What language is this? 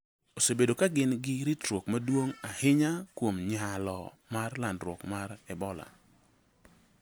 Luo (Kenya and Tanzania)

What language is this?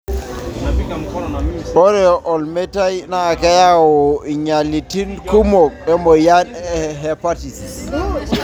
Masai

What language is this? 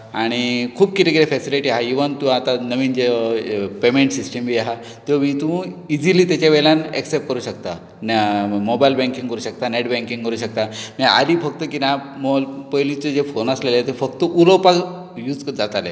Konkani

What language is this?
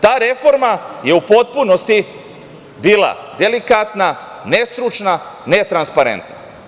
Serbian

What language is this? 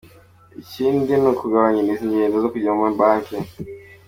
Kinyarwanda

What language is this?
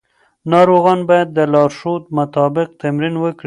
Pashto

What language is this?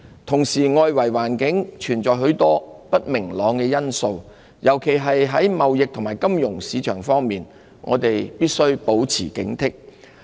Cantonese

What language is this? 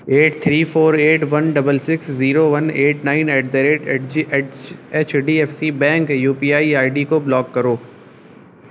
Urdu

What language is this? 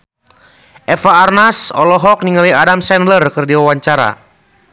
Sundanese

